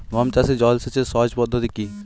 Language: Bangla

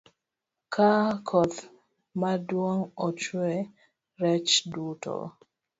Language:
Luo (Kenya and Tanzania)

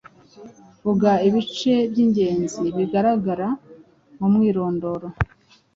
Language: Kinyarwanda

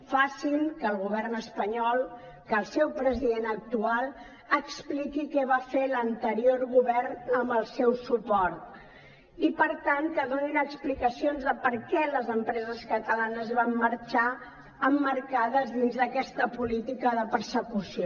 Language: Catalan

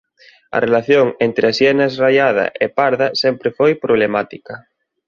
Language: Galician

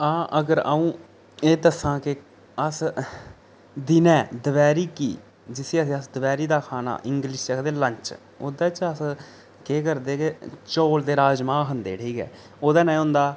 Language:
Dogri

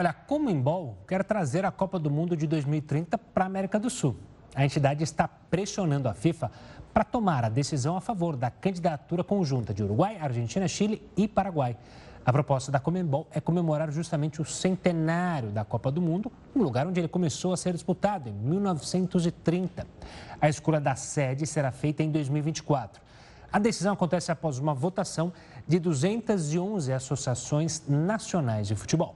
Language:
Portuguese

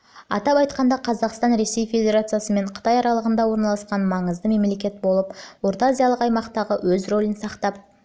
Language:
Kazakh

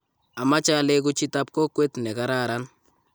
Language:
Kalenjin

